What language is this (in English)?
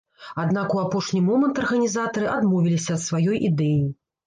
Belarusian